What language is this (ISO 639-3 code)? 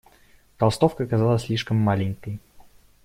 rus